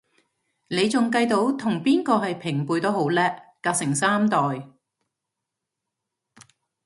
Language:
Cantonese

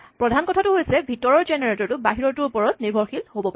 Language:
Assamese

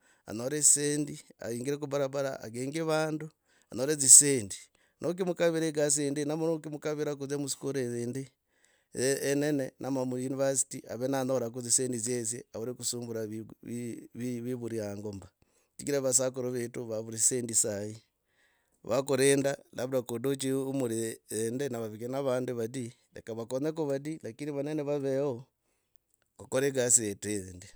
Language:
Logooli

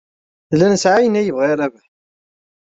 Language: Kabyle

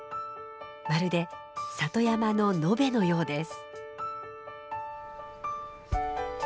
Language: Japanese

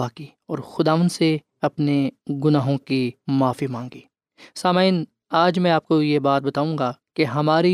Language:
Urdu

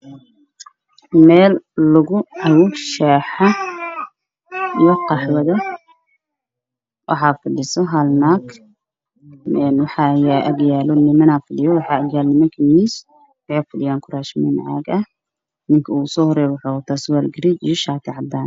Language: Somali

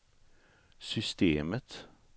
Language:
Swedish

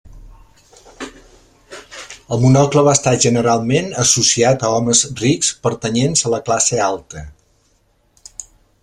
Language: Catalan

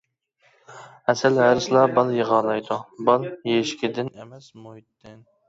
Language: Uyghur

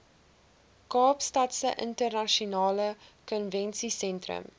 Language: Afrikaans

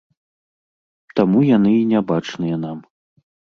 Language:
Belarusian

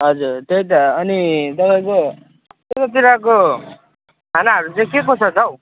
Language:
Nepali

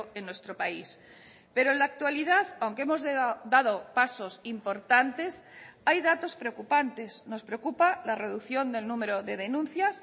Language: Spanish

